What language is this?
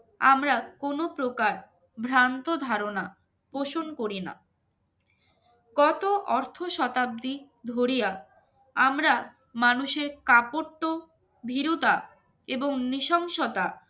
Bangla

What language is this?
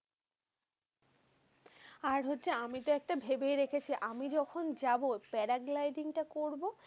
Bangla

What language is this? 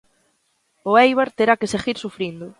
Galician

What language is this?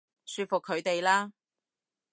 Cantonese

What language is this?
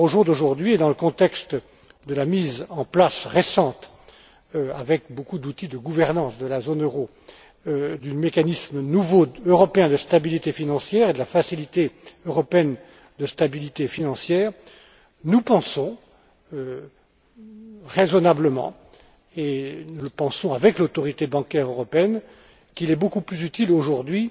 French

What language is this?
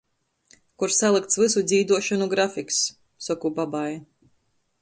Latgalian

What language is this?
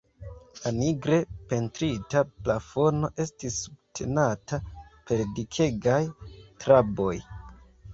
Esperanto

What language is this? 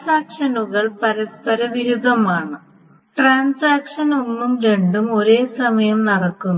Malayalam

